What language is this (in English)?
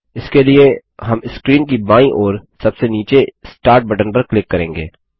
Hindi